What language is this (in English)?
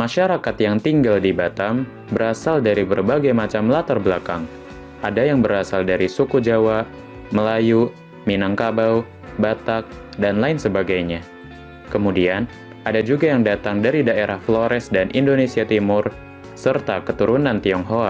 Indonesian